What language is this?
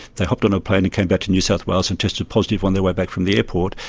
English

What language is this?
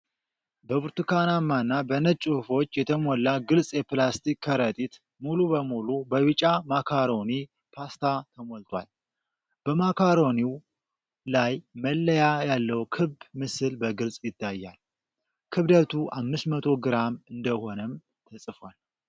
Amharic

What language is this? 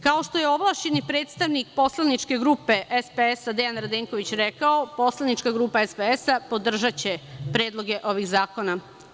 Serbian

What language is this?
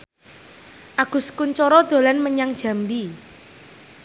Javanese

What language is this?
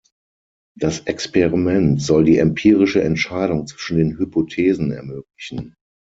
German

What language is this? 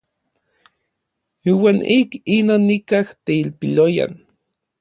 Orizaba Nahuatl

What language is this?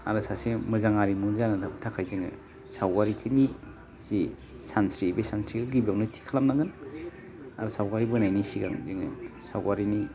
Bodo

